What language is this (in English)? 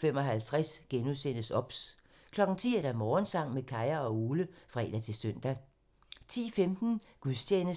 Danish